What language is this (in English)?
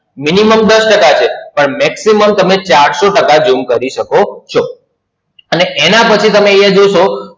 Gujarati